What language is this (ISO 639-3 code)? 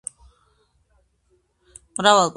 kat